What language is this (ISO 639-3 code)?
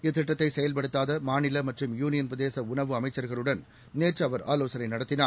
tam